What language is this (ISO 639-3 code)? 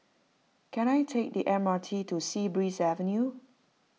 eng